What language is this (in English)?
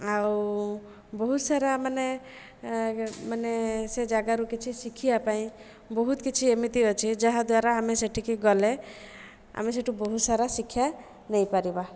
Odia